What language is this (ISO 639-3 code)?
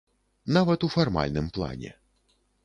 bel